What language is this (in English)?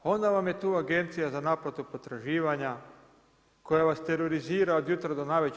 Croatian